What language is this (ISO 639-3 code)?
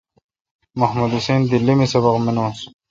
xka